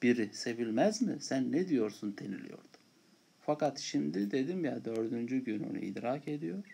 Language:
Turkish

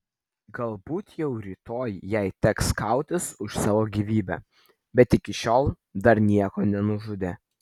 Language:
Lithuanian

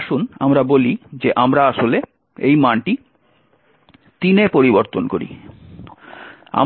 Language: Bangla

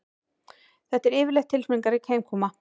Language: Icelandic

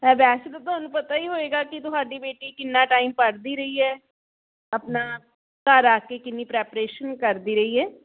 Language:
Punjabi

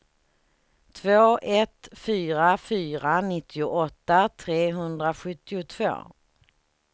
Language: Swedish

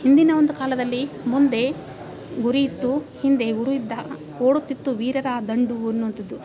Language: Kannada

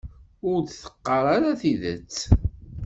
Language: Kabyle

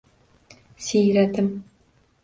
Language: Uzbek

